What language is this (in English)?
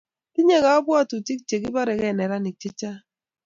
Kalenjin